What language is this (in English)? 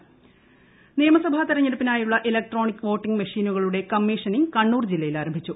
Malayalam